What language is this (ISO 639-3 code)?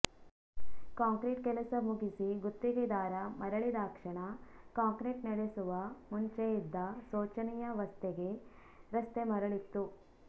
kan